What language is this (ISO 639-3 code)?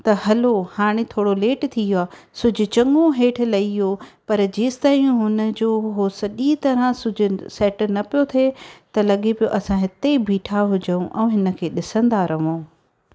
snd